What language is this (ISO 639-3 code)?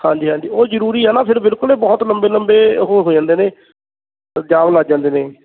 pan